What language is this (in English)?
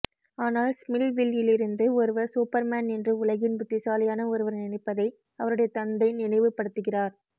Tamil